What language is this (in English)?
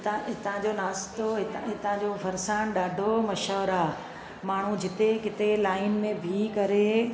Sindhi